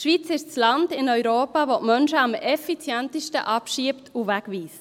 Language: Swiss German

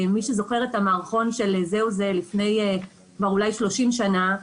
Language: Hebrew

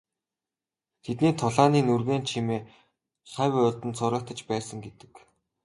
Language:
Mongolian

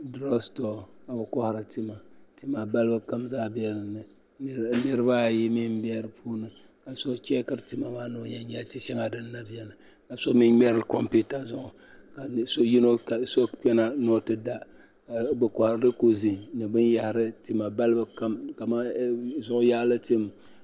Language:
Dagbani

